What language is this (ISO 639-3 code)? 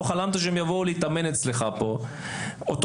heb